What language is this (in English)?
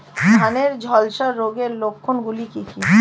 Bangla